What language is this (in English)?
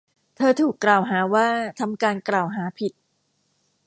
Thai